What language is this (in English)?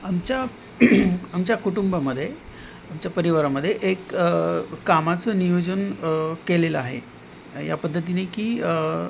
Marathi